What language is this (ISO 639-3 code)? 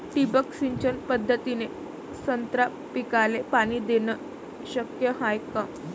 mar